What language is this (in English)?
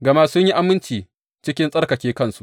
Hausa